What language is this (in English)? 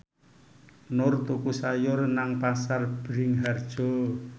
Javanese